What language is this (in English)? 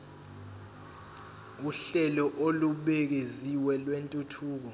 Zulu